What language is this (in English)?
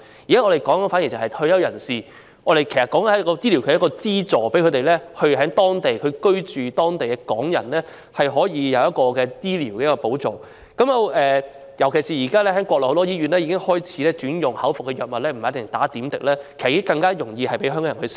Cantonese